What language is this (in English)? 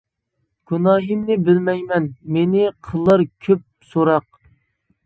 Uyghur